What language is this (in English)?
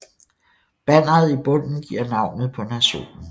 Danish